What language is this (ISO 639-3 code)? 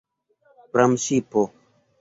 epo